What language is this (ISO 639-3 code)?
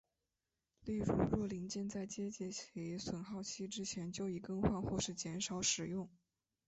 zho